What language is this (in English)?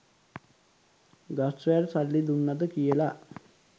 Sinhala